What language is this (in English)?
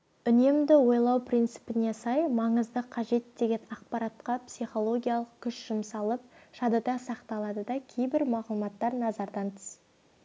Kazakh